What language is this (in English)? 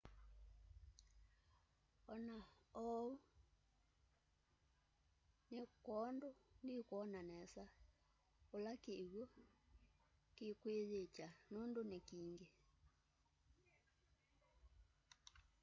Kamba